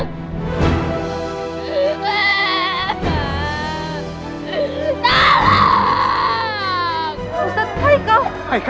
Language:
Indonesian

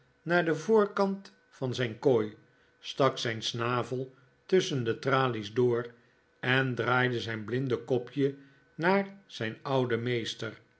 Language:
Dutch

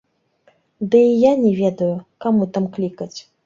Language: Belarusian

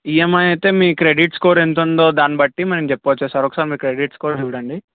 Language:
Telugu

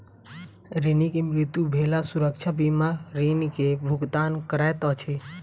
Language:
Maithili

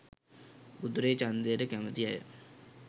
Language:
Sinhala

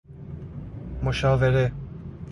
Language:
Persian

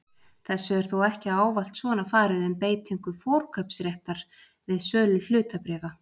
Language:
Icelandic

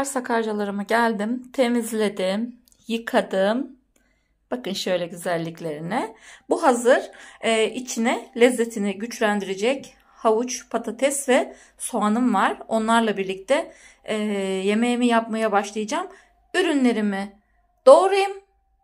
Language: Turkish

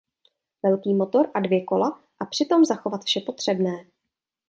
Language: Czech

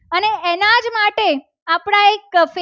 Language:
Gujarati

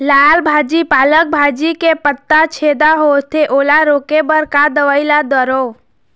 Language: Chhattisgarhi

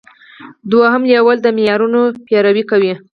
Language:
Pashto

